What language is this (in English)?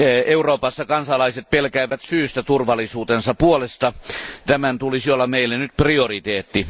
Finnish